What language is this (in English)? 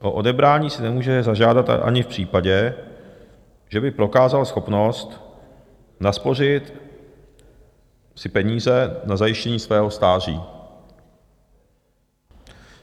Czech